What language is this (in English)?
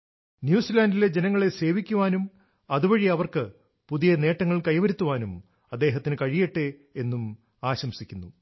Malayalam